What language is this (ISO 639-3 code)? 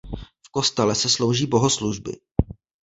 ces